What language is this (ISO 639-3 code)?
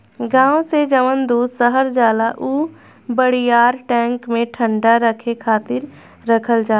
bho